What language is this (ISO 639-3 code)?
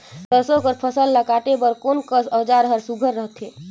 hne